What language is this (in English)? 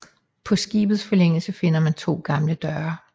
Danish